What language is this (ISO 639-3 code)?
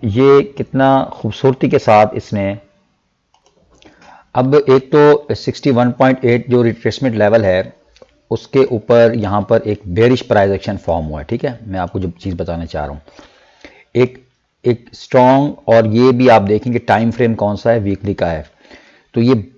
hin